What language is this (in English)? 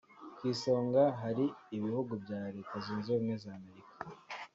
Kinyarwanda